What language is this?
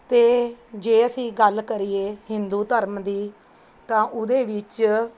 Punjabi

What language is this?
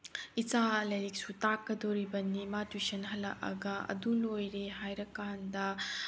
Manipuri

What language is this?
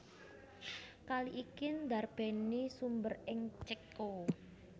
Javanese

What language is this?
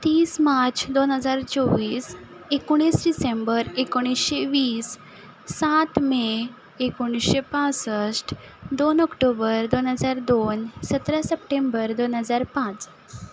Konkani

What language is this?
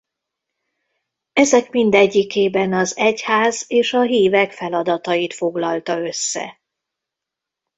Hungarian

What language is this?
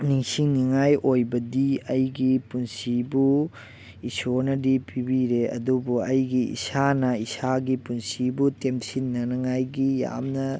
Manipuri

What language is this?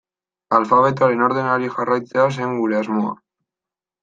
Basque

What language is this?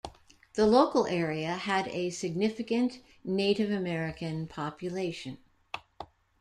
English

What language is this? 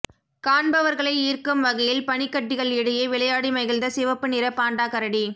Tamil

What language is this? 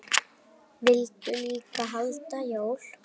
Icelandic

